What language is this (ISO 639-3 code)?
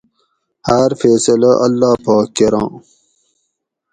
gwc